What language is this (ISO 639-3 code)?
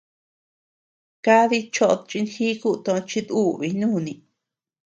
cux